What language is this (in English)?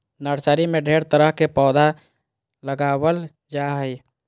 Magahi